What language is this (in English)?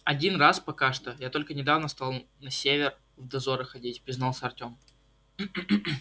Russian